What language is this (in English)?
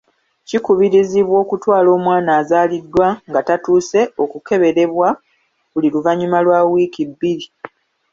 Ganda